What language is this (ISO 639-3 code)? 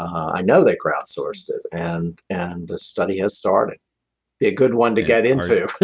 eng